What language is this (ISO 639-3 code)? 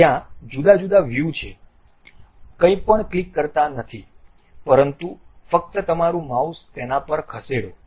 guj